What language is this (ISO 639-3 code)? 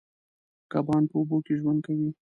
pus